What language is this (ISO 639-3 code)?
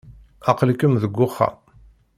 kab